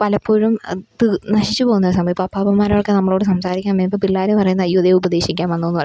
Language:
Malayalam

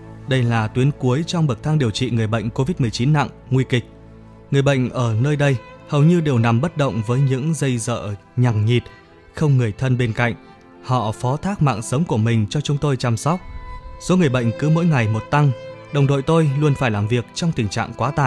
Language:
Vietnamese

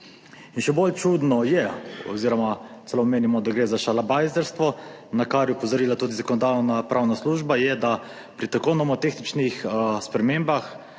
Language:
Slovenian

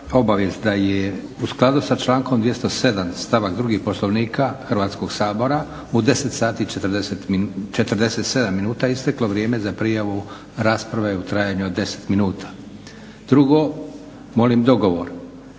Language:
Croatian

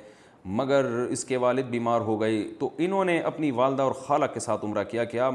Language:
Urdu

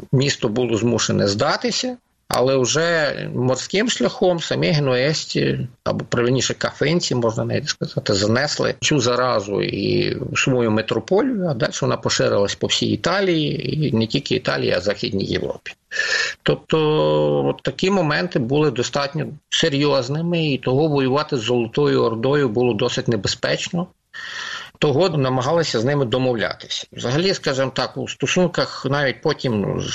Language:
Ukrainian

